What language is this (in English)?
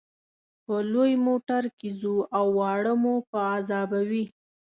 Pashto